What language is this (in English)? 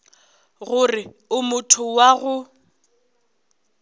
Northern Sotho